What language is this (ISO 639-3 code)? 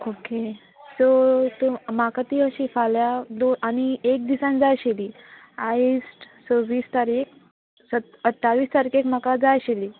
kok